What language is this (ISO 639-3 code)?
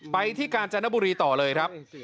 tha